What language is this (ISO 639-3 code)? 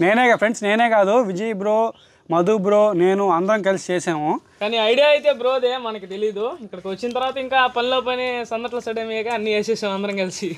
tel